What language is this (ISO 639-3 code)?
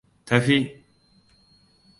hau